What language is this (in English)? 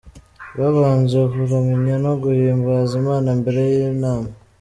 Kinyarwanda